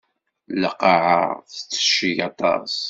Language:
Kabyle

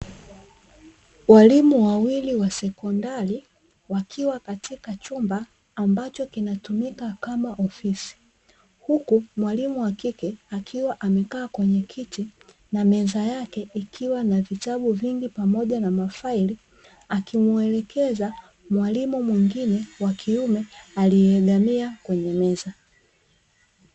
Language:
Swahili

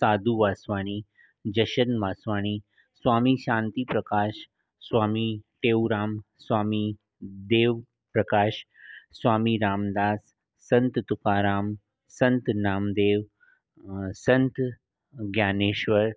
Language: Sindhi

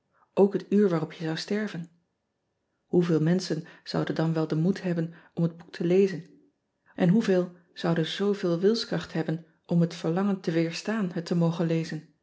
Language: Dutch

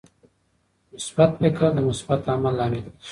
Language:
Pashto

